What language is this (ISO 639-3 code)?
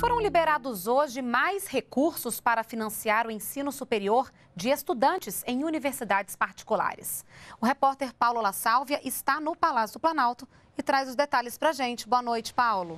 por